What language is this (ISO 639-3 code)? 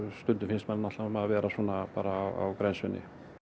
isl